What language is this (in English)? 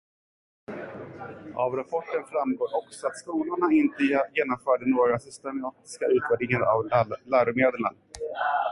Swedish